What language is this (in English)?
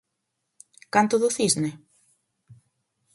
Galician